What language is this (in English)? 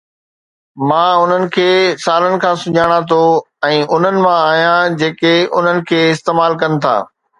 Sindhi